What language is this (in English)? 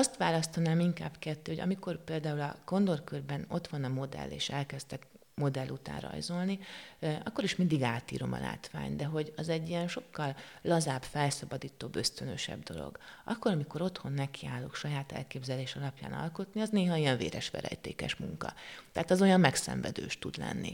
Hungarian